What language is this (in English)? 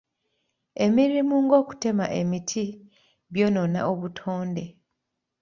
Ganda